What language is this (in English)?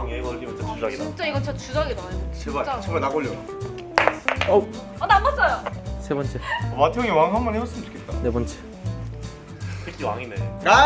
Korean